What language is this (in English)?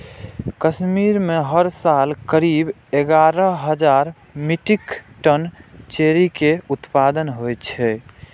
Maithili